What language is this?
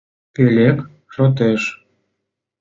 Mari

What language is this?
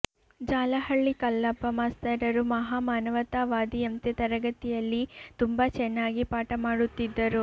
Kannada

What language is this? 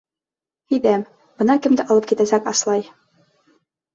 Bashkir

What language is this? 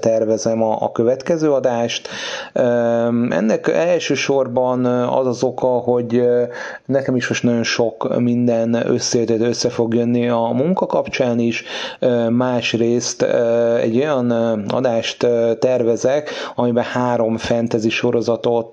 Hungarian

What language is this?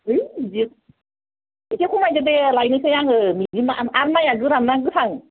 Bodo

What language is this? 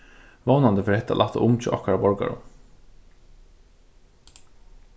Faroese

